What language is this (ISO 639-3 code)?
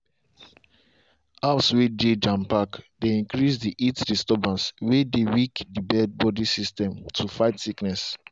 pcm